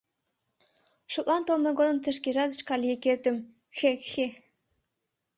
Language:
Mari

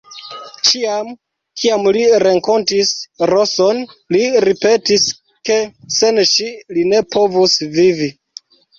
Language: Esperanto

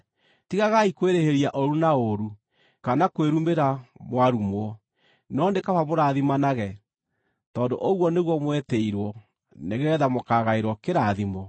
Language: Kikuyu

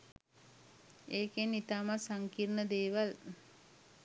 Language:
Sinhala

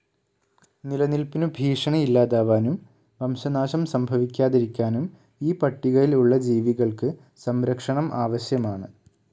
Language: Malayalam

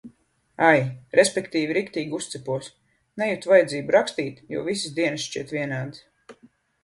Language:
Latvian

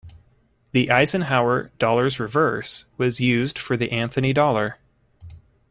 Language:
English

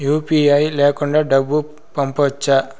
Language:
Telugu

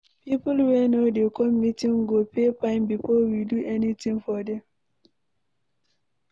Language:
Nigerian Pidgin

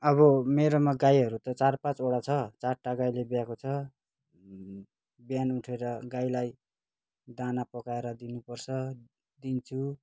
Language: Nepali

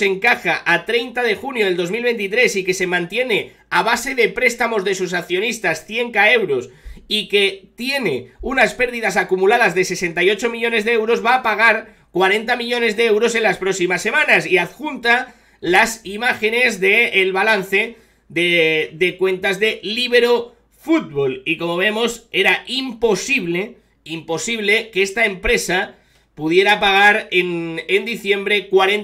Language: Spanish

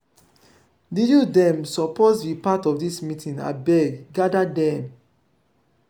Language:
Nigerian Pidgin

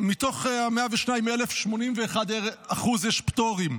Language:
Hebrew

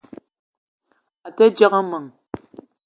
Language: Eton (Cameroon)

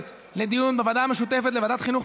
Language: Hebrew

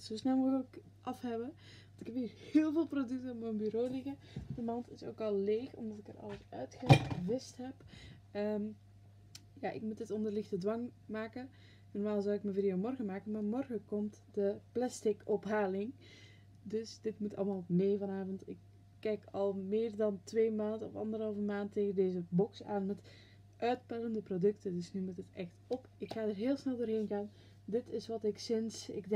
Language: Dutch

